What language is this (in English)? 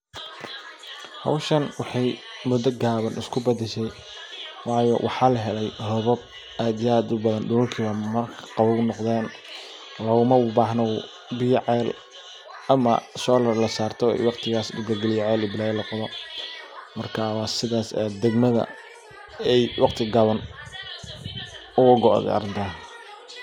Somali